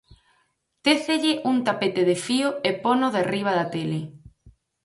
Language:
Galician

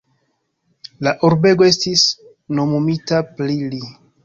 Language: Esperanto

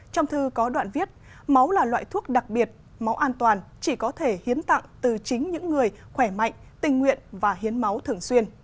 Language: Vietnamese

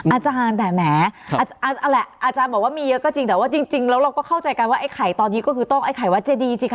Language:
Thai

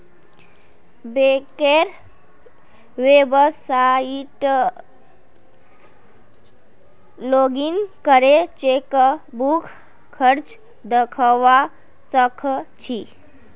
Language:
Magahi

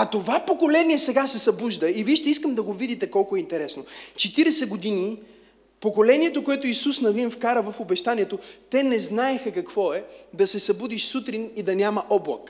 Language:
Bulgarian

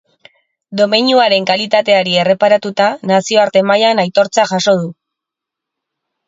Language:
Basque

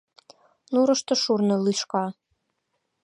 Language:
Mari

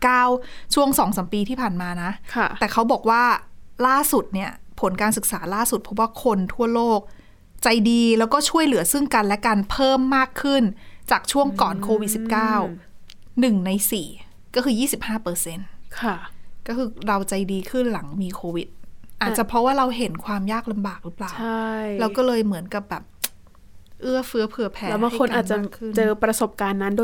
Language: Thai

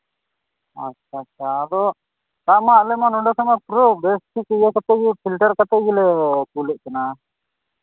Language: Santali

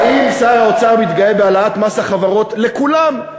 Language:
Hebrew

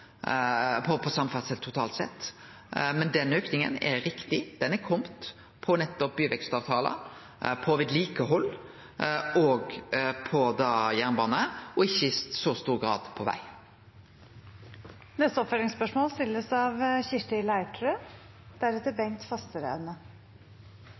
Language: Norwegian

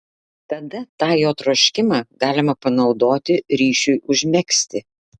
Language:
Lithuanian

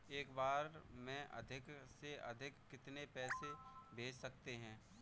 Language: Hindi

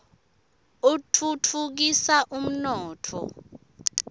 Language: Swati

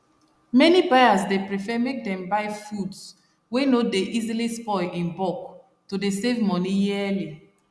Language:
Nigerian Pidgin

